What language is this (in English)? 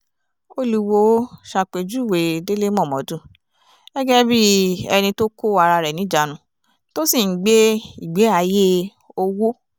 Yoruba